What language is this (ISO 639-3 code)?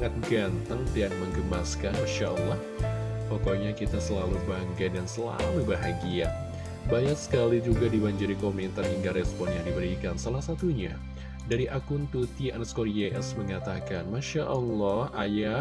ind